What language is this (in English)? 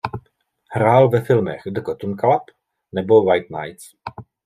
Czech